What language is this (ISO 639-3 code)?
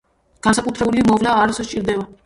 kat